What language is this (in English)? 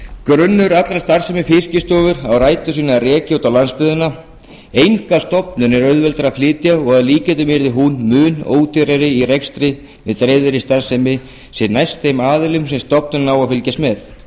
Icelandic